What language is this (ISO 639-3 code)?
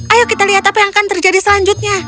ind